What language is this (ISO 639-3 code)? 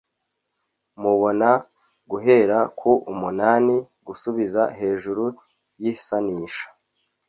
kin